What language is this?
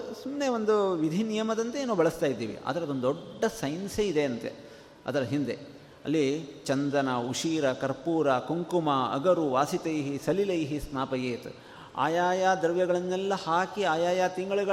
Kannada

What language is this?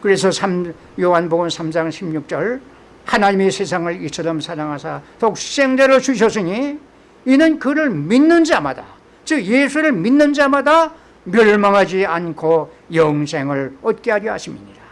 Korean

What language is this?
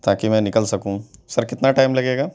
Urdu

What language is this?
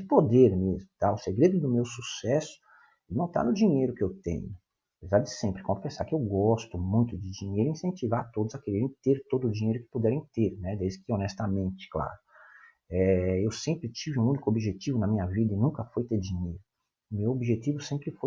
Portuguese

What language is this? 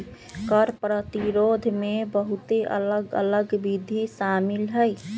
Magahi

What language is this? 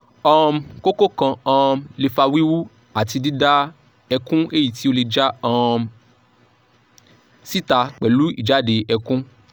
Yoruba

